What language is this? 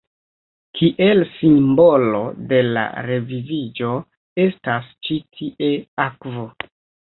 Esperanto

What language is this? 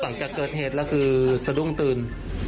Thai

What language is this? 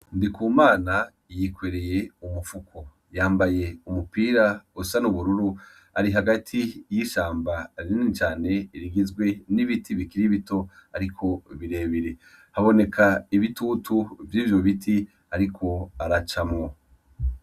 Rundi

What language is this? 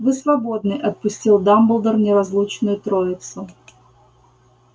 Russian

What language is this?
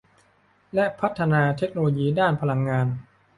Thai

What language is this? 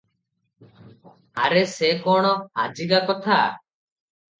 Odia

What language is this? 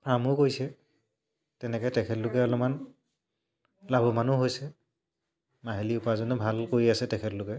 Assamese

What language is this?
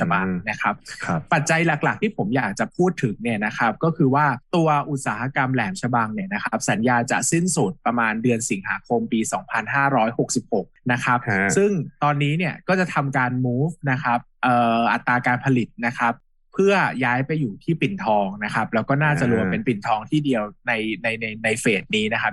Thai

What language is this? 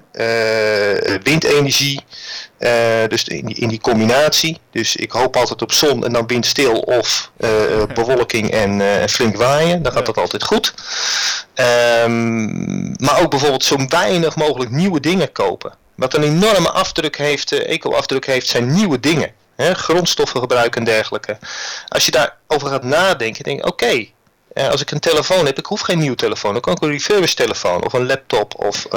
Dutch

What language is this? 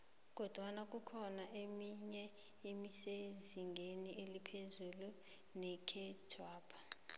South Ndebele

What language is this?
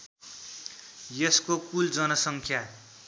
Nepali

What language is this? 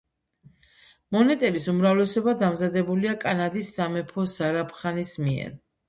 Georgian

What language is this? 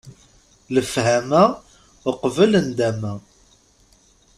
Kabyle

